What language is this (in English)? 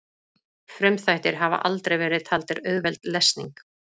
Icelandic